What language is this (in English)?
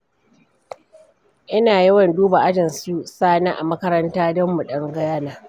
Hausa